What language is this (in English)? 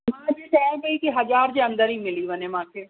Sindhi